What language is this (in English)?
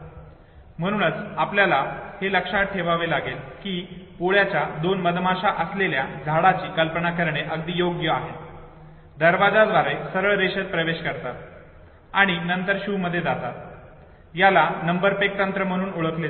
Marathi